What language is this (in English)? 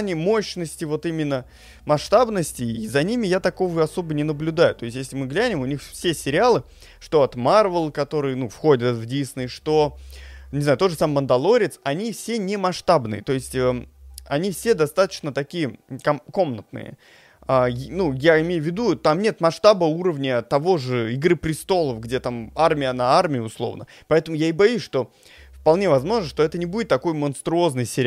Russian